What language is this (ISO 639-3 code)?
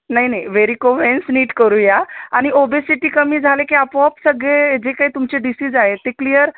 mar